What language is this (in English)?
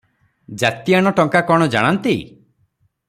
Odia